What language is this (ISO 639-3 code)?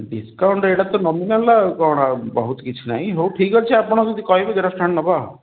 ori